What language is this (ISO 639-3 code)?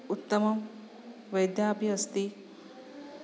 san